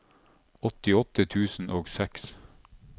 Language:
Norwegian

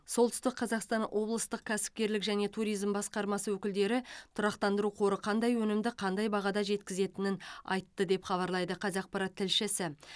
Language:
Kazakh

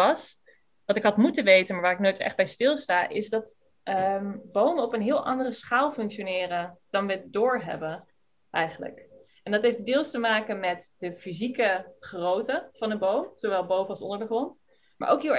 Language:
Dutch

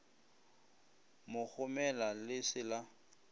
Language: Northern Sotho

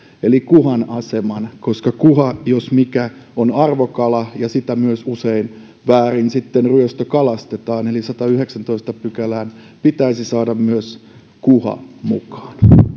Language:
Finnish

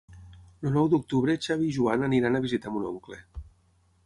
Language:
Catalan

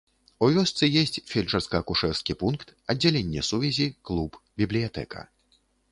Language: Belarusian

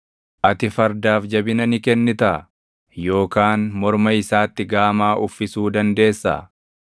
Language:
Oromo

